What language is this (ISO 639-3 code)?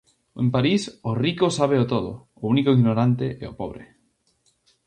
glg